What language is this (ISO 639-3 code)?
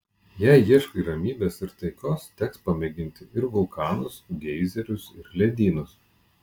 lit